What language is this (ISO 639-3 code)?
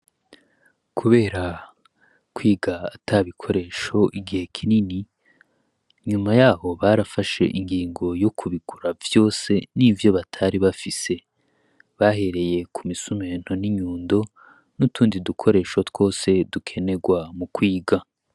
run